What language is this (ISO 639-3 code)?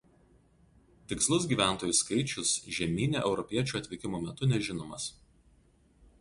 lit